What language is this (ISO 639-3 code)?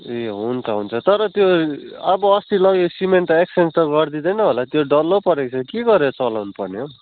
nep